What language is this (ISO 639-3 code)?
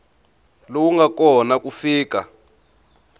tso